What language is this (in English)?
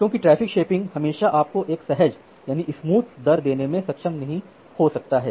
Hindi